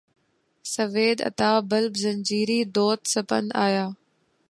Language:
Urdu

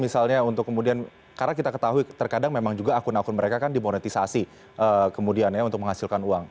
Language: Indonesian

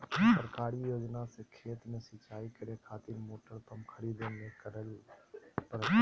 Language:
Magahi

